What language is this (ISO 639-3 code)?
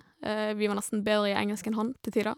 nor